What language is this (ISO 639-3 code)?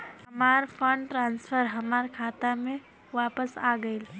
bho